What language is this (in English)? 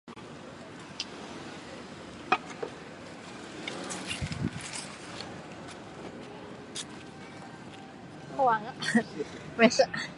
Chinese